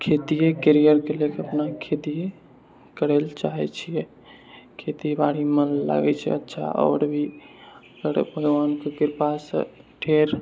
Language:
Maithili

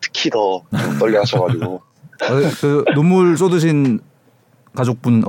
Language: Korean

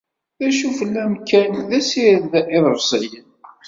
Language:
Kabyle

